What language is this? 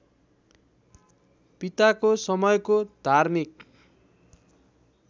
Nepali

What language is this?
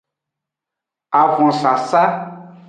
Aja (Benin)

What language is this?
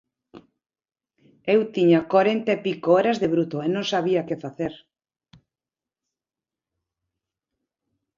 Galician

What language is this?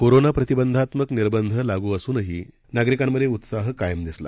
Marathi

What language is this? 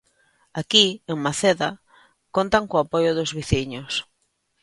Galician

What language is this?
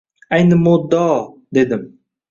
Uzbek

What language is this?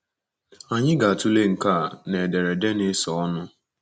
Igbo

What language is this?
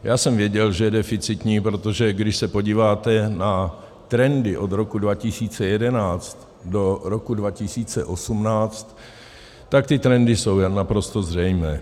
Czech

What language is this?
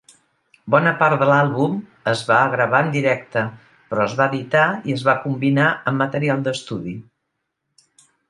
Catalan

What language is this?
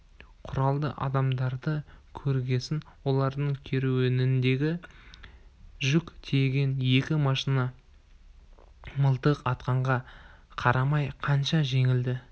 Kazakh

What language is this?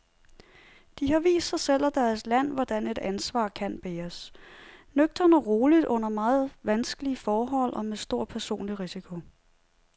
Danish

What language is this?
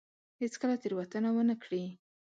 Pashto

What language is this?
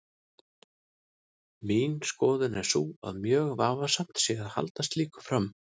Icelandic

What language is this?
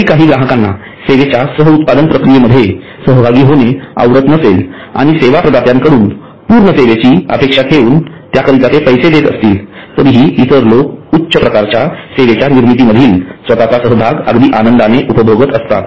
Marathi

